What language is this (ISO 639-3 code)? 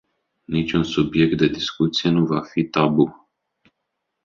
ron